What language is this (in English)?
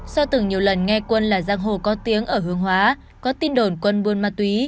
Vietnamese